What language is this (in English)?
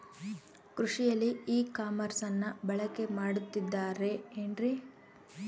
Kannada